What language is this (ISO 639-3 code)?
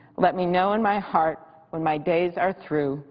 eng